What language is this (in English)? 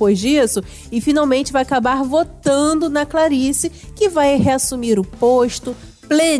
Portuguese